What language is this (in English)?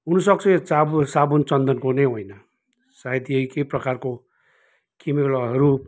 Nepali